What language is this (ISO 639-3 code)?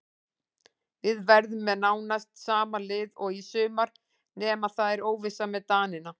isl